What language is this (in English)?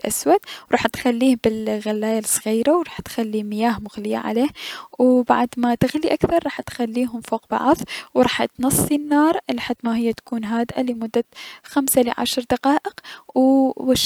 Mesopotamian Arabic